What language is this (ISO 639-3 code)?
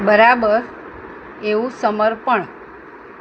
guj